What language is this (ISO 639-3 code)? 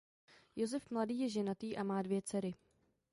ces